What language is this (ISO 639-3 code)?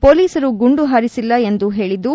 kan